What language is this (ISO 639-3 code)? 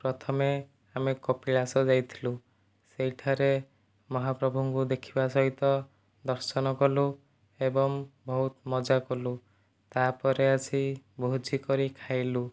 ori